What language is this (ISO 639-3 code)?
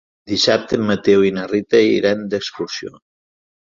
cat